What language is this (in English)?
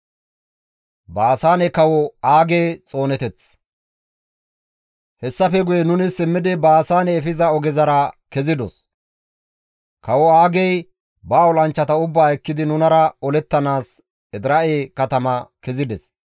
Gamo